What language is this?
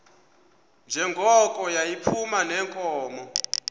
Xhosa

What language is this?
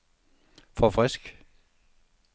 Danish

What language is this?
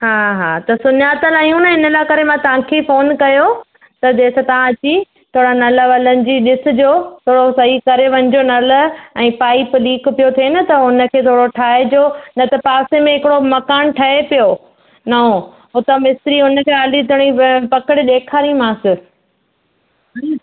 Sindhi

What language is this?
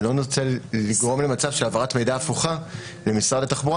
Hebrew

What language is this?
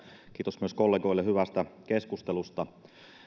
Finnish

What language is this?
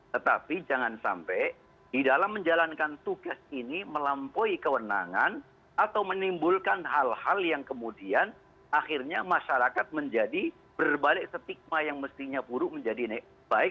Indonesian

